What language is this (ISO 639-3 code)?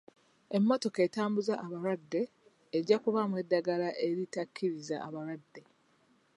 lug